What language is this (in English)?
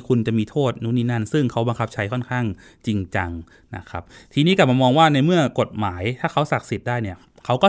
Thai